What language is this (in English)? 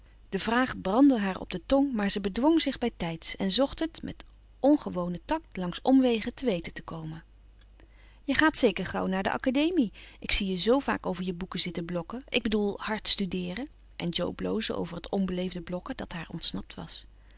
Dutch